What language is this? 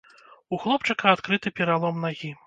Belarusian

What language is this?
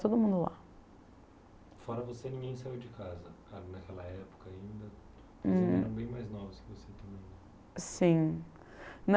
Portuguese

